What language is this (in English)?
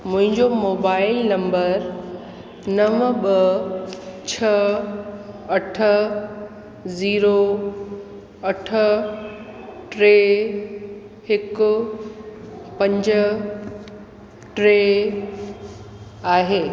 Sindhi